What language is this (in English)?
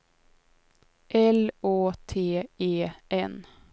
Swedish